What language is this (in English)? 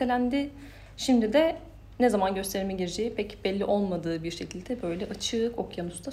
Turkish